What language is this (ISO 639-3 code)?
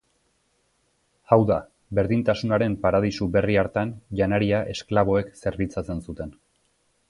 eus